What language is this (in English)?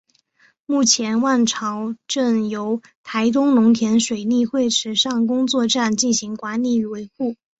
Chinese